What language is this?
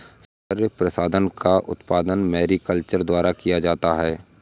Hindi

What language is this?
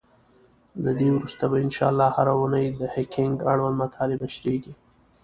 Pashto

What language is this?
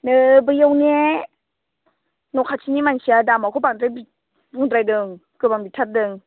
Bodo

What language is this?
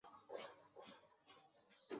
Bangla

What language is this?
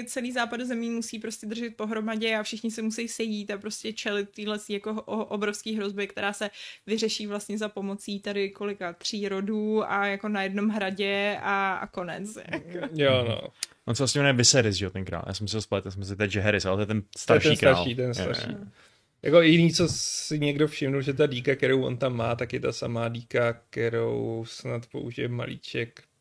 Czech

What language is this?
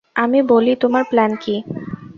Bangla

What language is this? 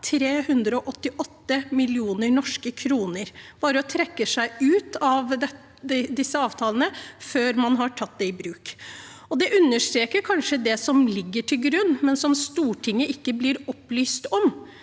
Norwegian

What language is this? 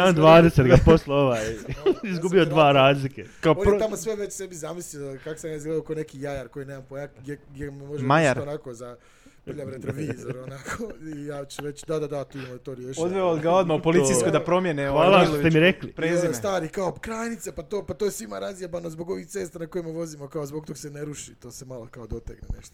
Croatian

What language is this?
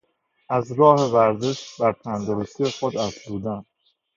Persian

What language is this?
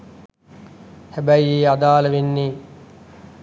Sinhala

